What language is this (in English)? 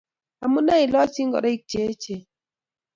Kalenjin